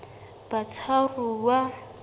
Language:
Southern Sotho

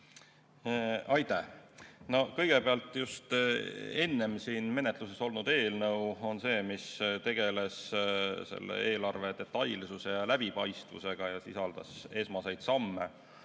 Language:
Estonian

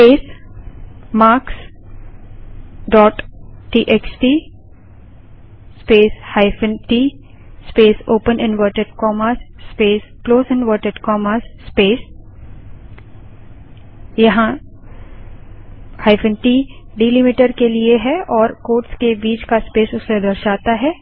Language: Hindi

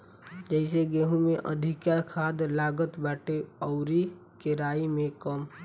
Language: Bhojpuri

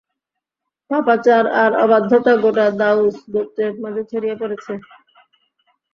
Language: Bangla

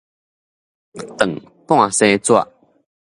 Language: Min Nan Chinese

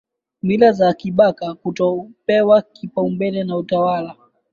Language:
Swahili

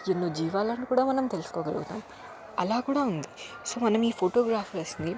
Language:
Telugu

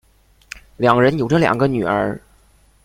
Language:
Chinese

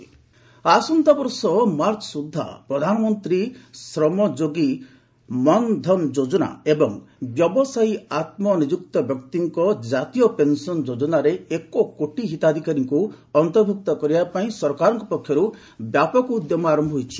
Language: Odia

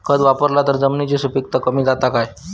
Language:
Marathi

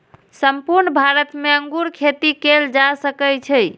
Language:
Maithili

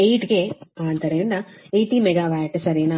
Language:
Kannada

